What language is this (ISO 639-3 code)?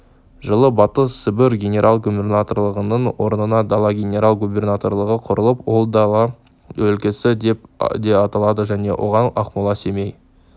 kaz